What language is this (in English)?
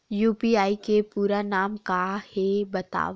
Chhattisgarhi